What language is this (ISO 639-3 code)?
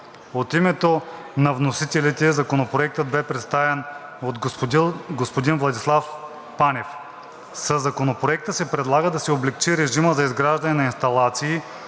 bul